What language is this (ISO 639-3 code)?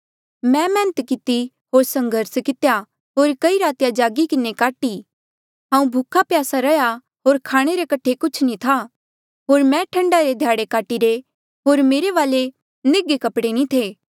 mjl